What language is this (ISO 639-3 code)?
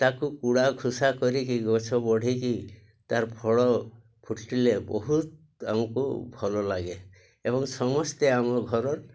ori